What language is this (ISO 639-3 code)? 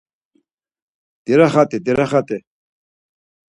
lzz